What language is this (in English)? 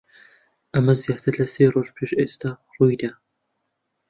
Central Kurdish